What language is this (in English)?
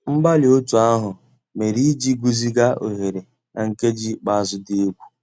Igbo